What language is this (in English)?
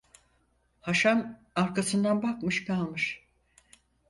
Turkish